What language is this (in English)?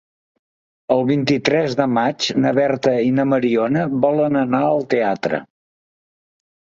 Catalan